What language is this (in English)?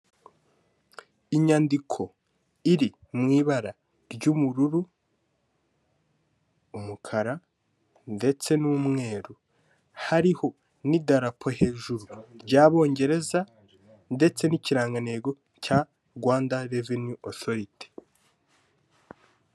Kinyarwanda